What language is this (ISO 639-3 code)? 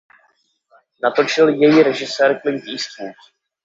ces